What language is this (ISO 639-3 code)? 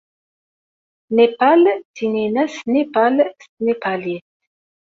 kab